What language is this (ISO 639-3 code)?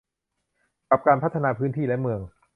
tha